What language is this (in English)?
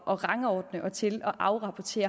Danish